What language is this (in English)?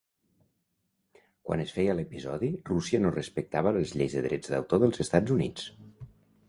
Catalan